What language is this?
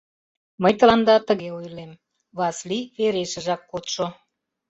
Mari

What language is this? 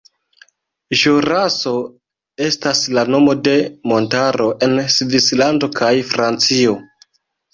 Esperanto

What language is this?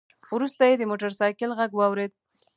Pashto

